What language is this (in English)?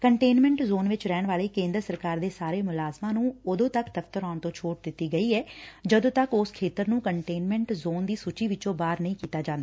Punjabi